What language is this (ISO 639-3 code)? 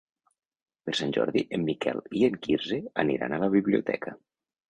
cat